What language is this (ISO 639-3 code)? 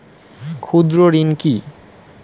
ben